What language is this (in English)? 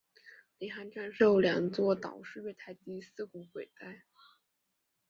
Chinese